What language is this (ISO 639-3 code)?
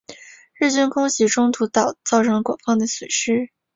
zho